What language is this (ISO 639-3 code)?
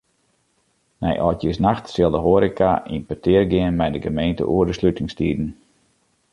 fry